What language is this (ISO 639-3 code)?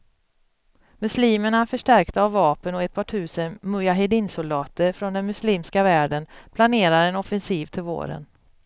swe